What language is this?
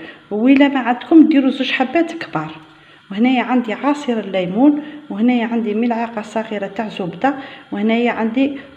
Arabic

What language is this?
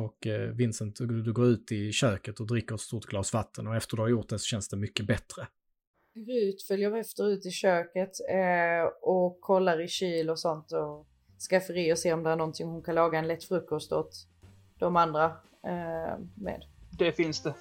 Swedish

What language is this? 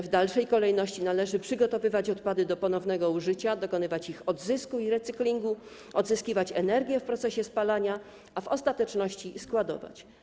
Polish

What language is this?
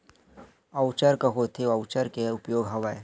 Chhattisgarhi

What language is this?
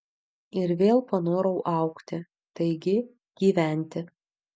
Lithuanian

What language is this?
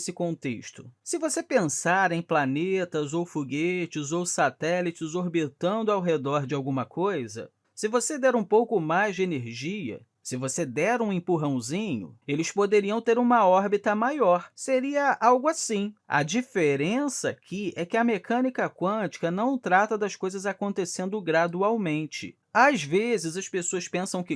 Portuguese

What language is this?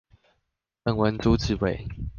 Chinese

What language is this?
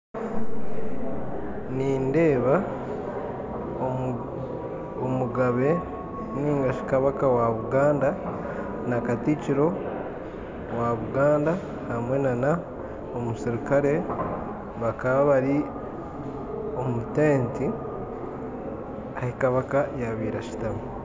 Nyankole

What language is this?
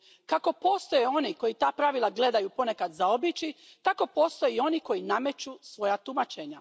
Croatian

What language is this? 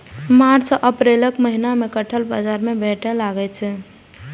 Maithili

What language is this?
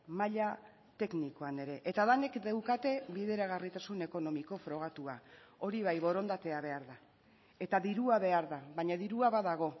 Basque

